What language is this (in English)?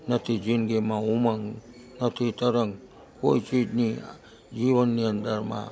Gujarati